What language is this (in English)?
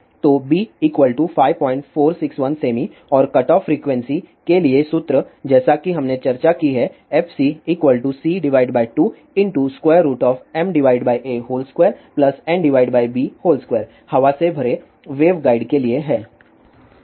Hindi